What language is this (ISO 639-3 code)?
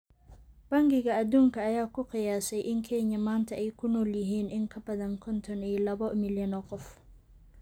som